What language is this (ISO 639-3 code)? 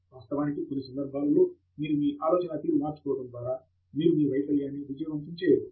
tel